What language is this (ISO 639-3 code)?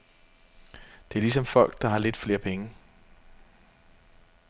dan